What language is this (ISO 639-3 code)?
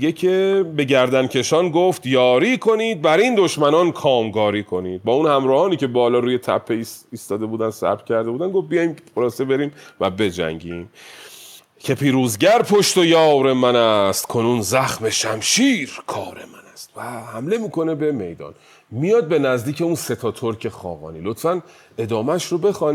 fas